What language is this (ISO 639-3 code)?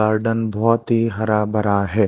hin